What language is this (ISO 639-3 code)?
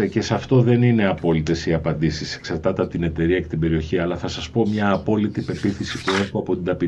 ell